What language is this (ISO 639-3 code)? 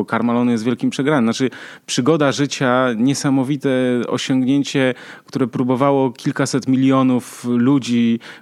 pol